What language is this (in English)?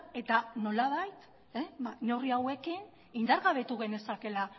Basque